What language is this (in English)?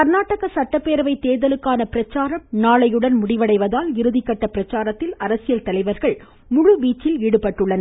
Tamil